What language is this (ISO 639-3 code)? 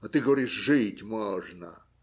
rus